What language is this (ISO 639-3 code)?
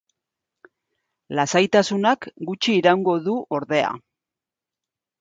eus